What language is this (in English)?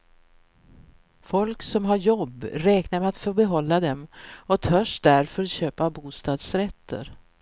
Swedish